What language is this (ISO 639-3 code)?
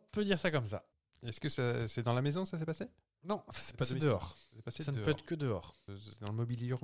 fra